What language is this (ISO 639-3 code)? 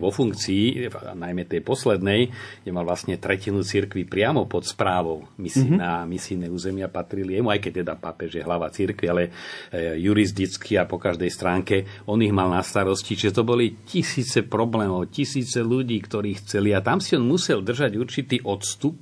slk